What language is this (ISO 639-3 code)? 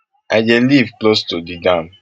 pcm